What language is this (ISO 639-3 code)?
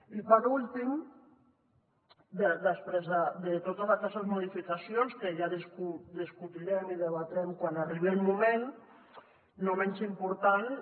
cat